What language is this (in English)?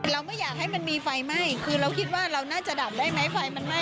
Thai